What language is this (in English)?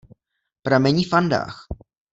Czech